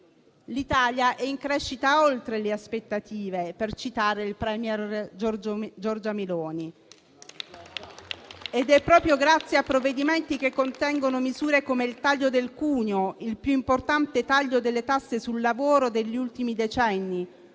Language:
Italian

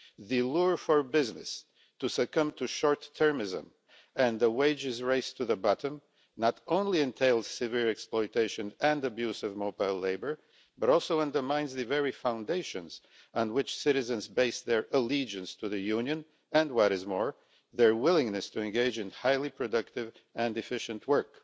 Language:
English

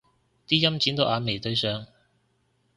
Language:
Cantonese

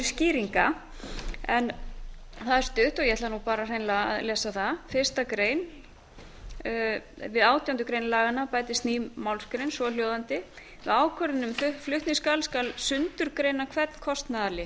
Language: Icelandic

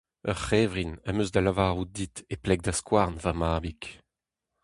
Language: Breton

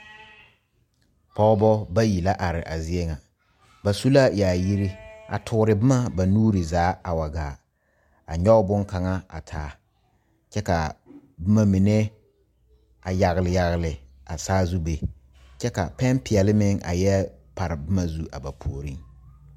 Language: Southern Dagaare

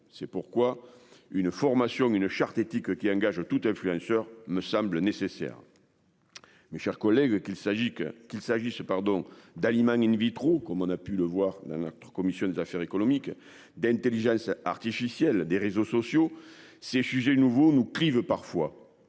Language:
French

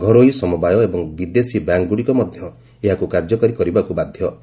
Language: Odia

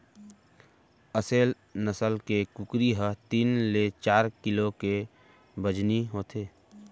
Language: Chhattisgarhi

